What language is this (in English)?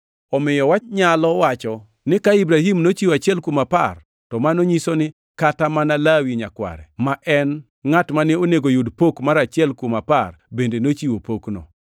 Luo (Kenya and Tanzania)